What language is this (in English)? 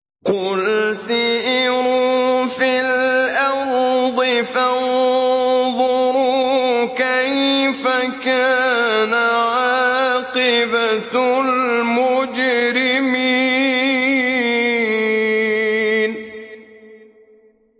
Arabic